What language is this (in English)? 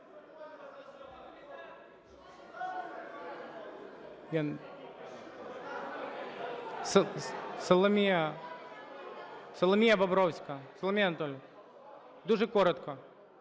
Ukrainian